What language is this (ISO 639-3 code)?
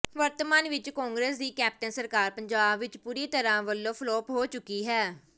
pan